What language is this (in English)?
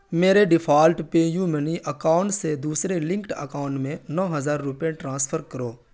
Urdu